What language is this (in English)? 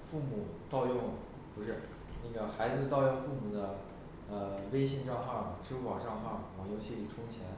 Chinese